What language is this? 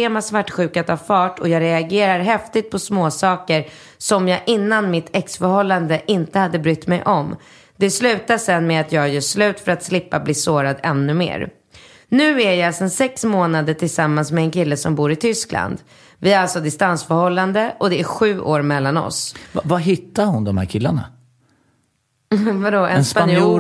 Swedish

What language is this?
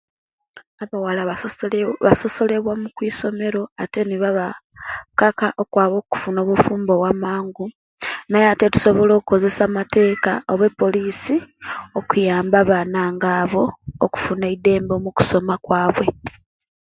Kenyi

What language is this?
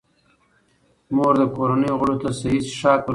Pashto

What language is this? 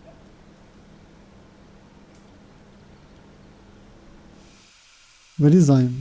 Ukrainian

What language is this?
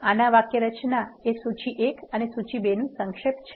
Gujarati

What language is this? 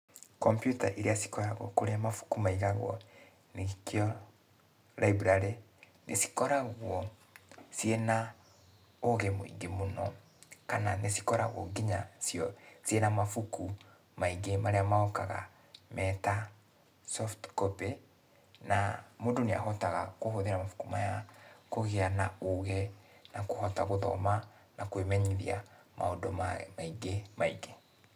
Kikuyu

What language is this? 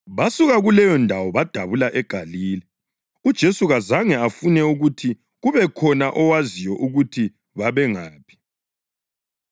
North Ndebele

